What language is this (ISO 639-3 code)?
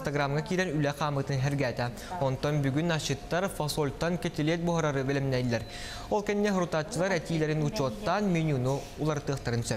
rus